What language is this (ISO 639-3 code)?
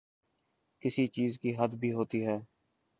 urd